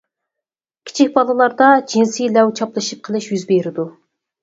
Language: Uyghur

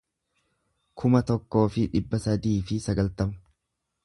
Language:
Oromo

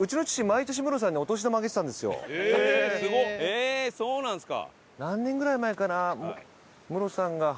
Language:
Japanese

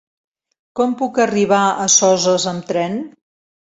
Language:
Catalan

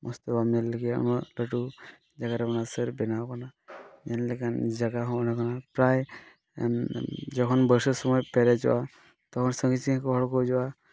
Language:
Santali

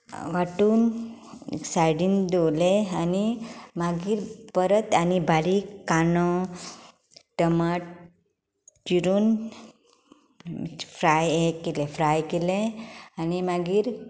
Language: Konkani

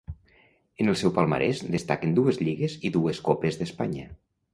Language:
Catalan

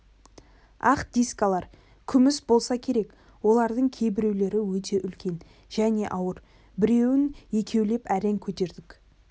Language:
Kazakh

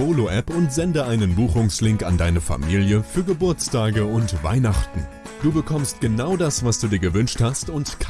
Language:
German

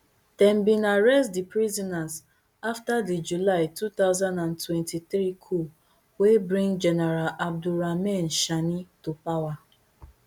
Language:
Nigerian Pidgin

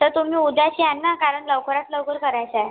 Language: Marathi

